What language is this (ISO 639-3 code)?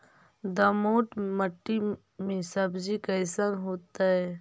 mag